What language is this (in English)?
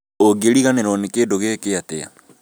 Kikuyu